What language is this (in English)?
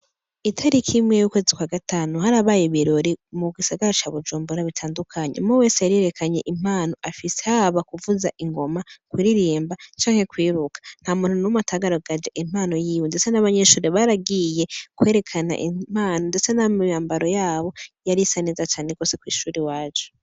Rundi